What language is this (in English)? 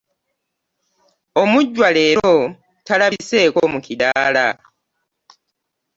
Ganda